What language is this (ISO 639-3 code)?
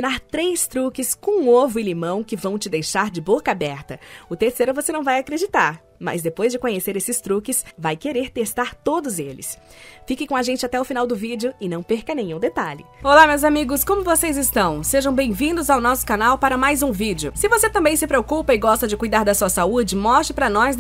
por